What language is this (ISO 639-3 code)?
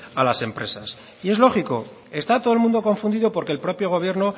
spa